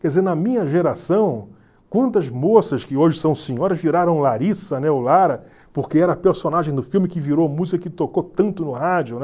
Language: Portuguese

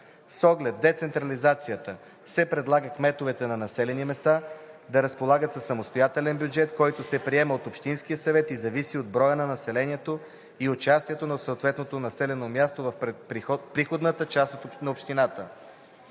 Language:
Bulgarian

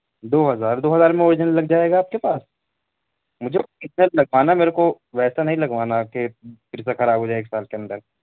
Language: Urdu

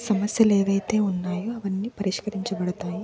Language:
Telugu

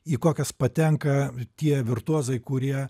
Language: Lithuanian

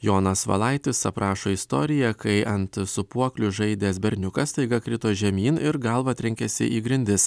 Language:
Lithuanian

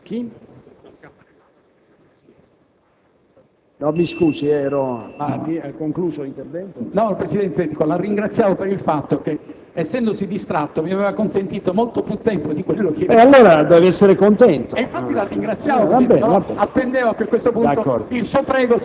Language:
Italian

